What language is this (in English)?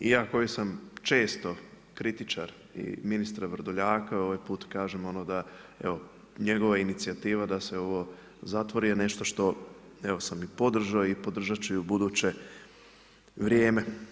Croatian